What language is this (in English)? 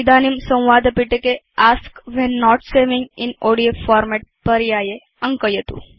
Sanskrit